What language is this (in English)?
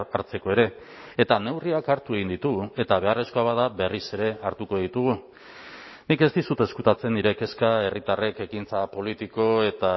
Basque